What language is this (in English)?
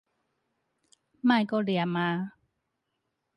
Min Nan Chinese